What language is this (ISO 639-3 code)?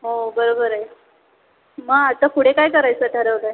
mar